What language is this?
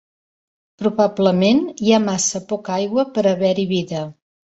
Catalan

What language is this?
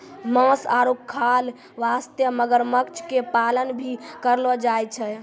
Maithili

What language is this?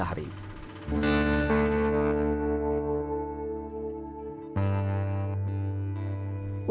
Indonesian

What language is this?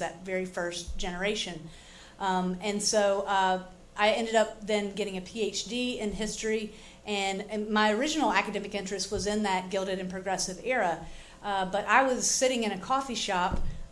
English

